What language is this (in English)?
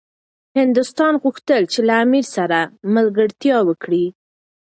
Pashto